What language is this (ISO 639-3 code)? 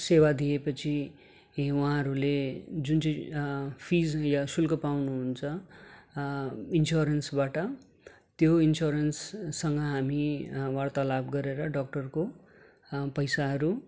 nep